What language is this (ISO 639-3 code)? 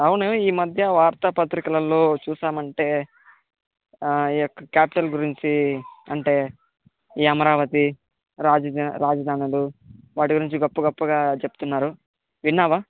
tel